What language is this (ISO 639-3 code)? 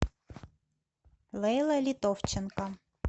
rus